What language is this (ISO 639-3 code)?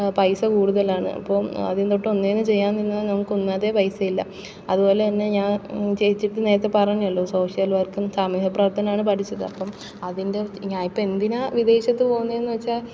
mal